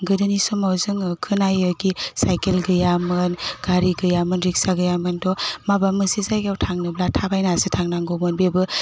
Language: Bodo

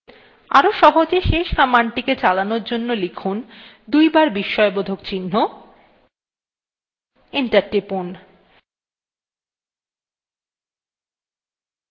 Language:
Bangla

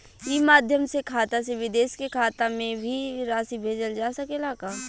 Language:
Bhojpuri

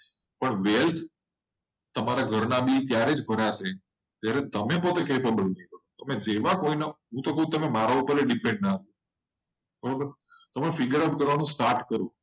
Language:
Gujarati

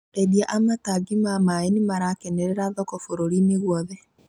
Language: Kikuyu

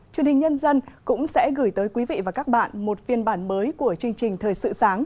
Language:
Vietnamese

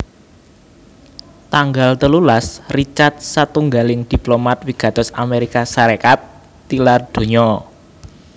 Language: Javanese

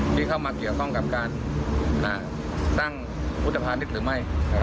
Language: Thai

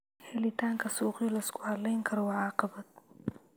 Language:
Somali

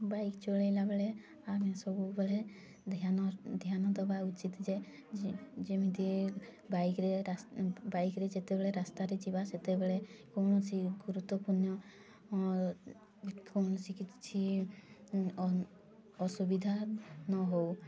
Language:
Odia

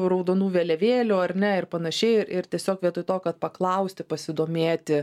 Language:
Lithuanian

